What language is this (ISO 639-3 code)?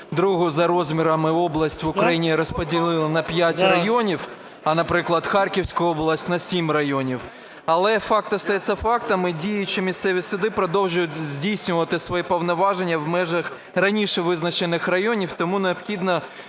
ukr